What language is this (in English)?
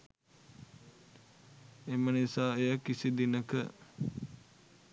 Sinhala